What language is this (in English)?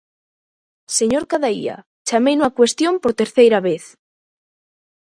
Galician